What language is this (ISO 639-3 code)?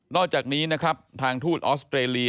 tha